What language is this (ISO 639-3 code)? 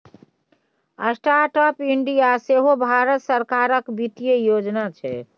mai